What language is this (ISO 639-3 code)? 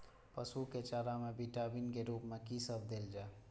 mai